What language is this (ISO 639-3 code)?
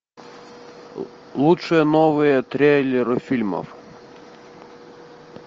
rus